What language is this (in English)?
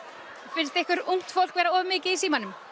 Icelandic